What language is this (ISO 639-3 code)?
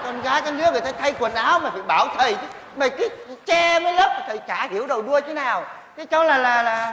vie